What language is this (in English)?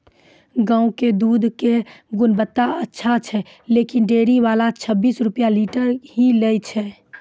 Maithili